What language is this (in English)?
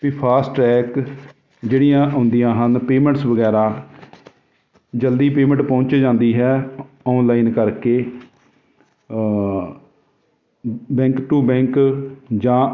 Punjabi